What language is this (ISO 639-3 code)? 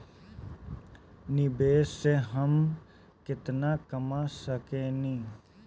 bho